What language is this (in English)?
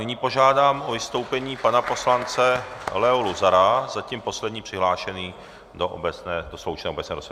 Czech